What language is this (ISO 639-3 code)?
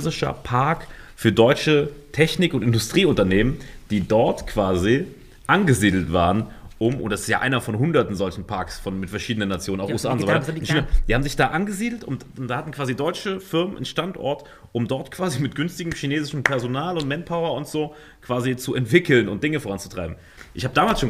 deu